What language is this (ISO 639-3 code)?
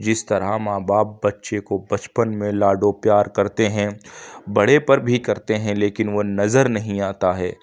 urd